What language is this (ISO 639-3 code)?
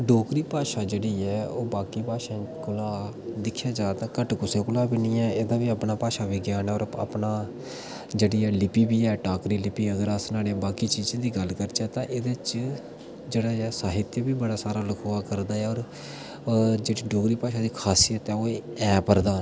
doi